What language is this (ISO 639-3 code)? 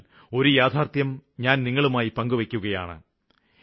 mal